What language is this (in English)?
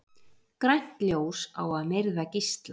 Icelandic